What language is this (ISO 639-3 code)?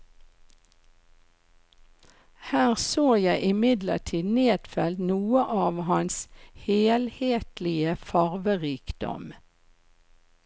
nor